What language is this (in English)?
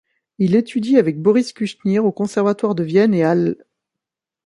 French